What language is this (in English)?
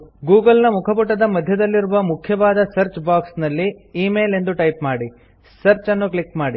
Kannada